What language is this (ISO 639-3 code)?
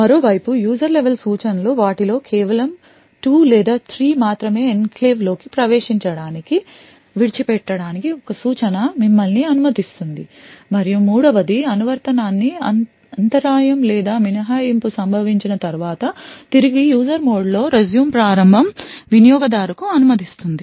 tel